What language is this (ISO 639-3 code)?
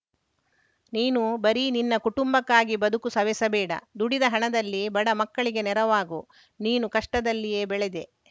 kan